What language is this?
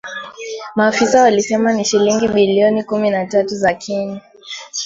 Swahili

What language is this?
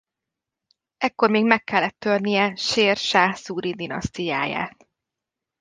Hungarian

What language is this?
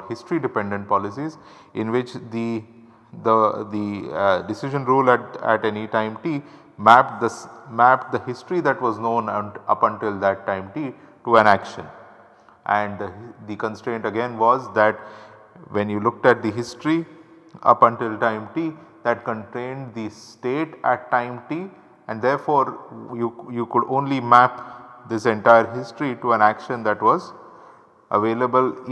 English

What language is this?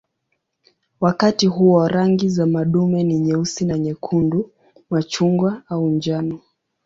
Swahili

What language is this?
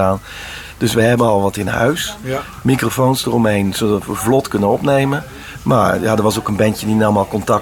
Dutch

